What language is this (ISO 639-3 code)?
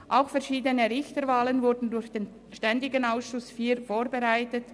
gsw